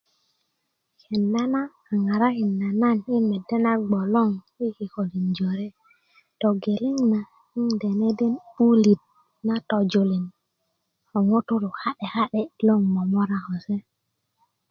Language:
Kuku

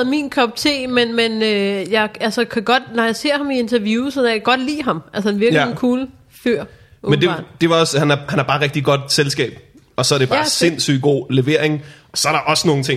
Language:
Danish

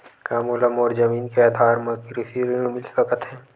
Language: Chhattisgarhi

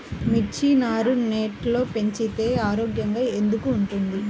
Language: Telugu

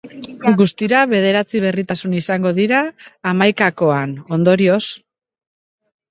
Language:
Basque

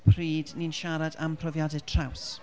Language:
Welsh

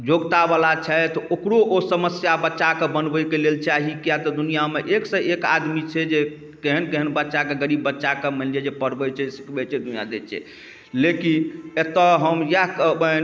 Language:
Maithili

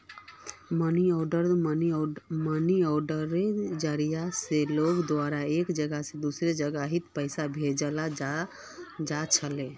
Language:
Magahi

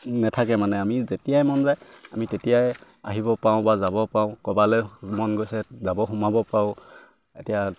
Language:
Assamese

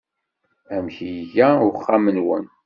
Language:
Kabyle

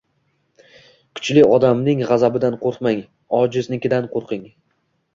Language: Uzbek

